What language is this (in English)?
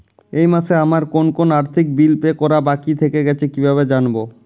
Bangla